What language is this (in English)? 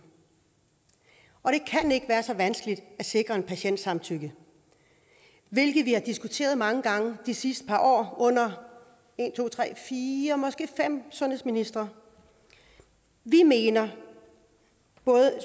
Danish